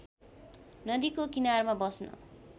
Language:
Nepali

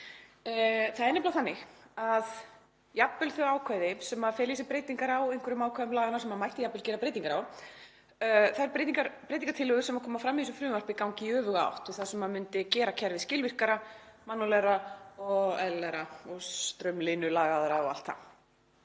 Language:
Icelandic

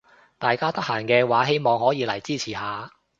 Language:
Cantonese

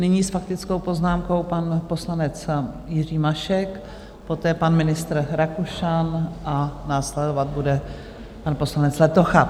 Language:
Czech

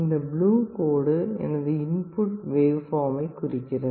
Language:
Tamil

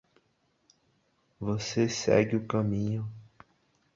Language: Portuguese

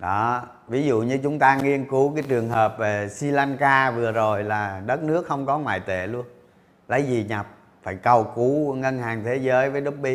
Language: Vietnamese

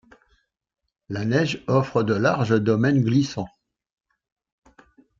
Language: French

